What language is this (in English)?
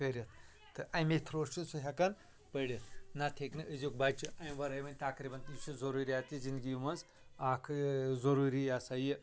Kashmiri